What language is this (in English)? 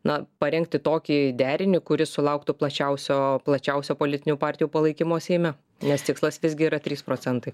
Lithuanian